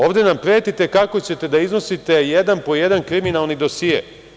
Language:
Serbian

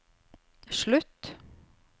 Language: Norwegian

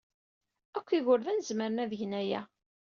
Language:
Kabyle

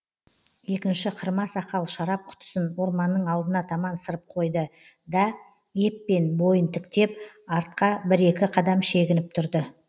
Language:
Kazakh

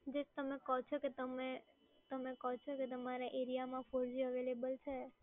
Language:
Gujarati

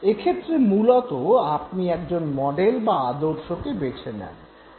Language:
Bangla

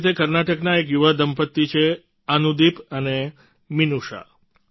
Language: Gujarati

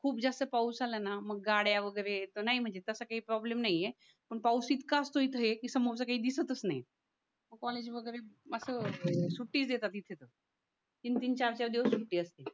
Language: Marathi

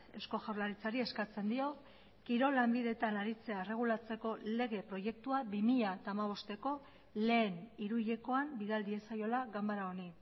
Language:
Basque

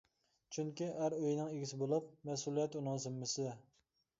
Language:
Uyghur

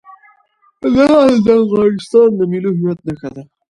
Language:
Pashto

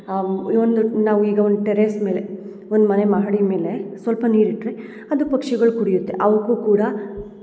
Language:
Kannada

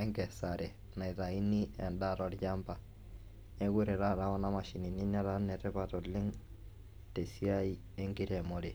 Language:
Masai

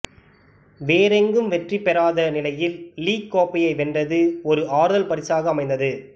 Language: Tamil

